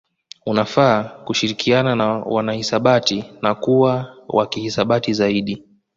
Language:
Swahili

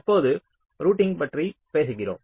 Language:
Tamil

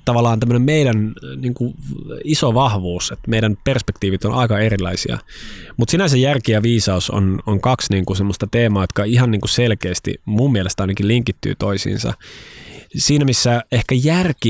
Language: Finnish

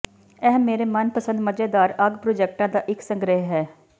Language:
Punjabi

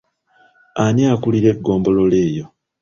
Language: Ganda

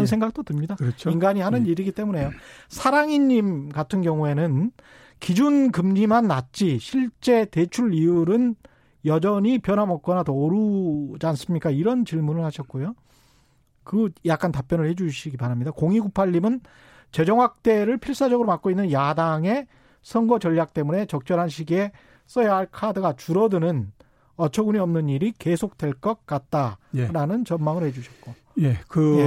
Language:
Korean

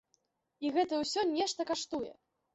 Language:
Belarusian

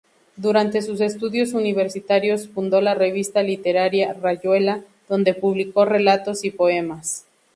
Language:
Spanish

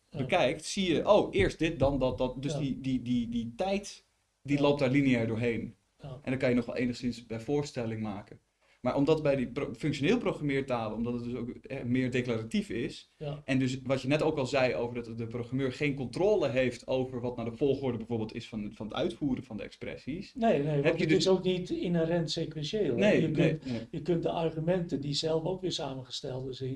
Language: Dutch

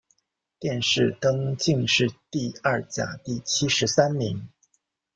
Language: Chinese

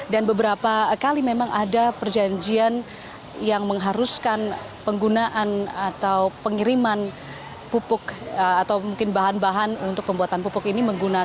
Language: Indonesian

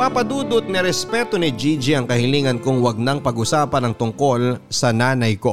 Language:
Filipino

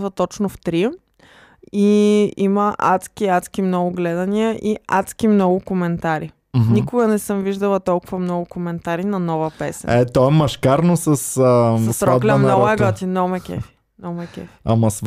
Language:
Bulgarian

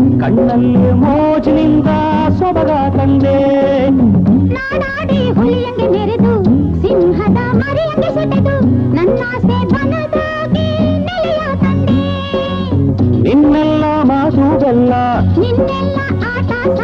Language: Kannada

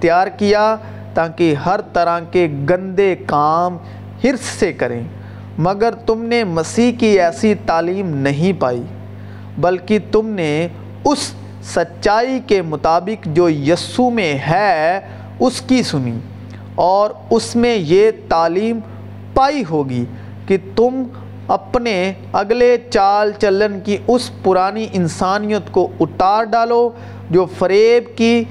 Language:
Urdu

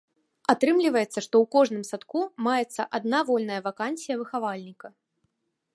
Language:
Belarusian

